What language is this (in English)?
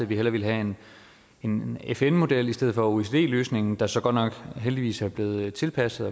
Danish